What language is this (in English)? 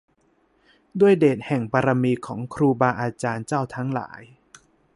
Thai